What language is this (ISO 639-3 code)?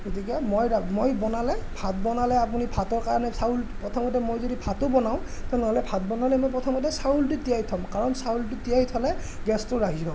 asm